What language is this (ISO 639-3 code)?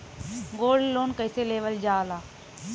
bho